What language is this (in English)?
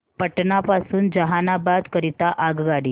Marathi